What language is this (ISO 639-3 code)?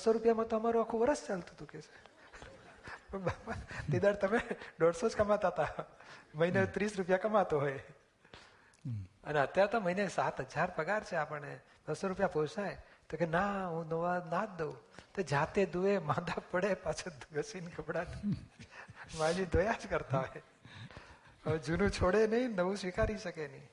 guj